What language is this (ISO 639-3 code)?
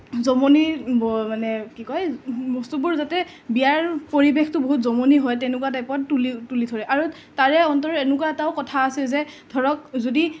asm